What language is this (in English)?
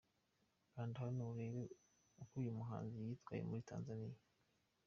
Kinyarwanda